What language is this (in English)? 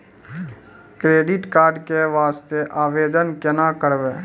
Maithili